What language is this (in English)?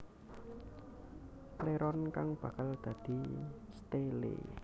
Javanese